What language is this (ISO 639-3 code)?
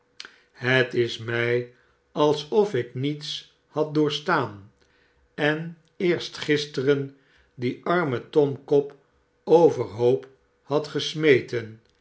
nld